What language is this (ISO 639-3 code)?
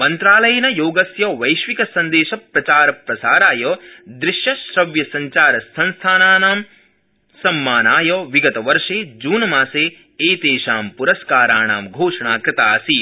san